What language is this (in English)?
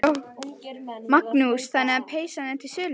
Icelandic